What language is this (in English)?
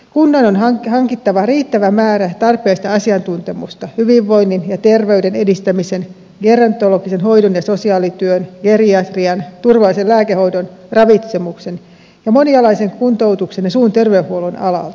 Finnish